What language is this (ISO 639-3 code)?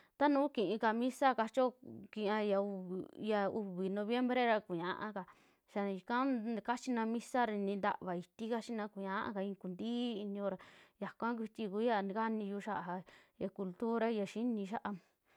jmx